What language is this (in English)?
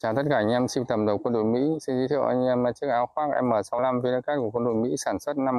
Vietnamese